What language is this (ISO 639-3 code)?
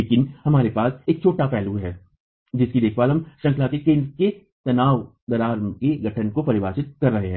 hin